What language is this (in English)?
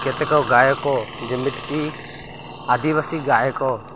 Odia